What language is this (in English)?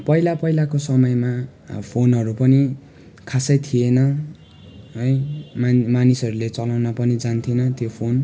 Nepali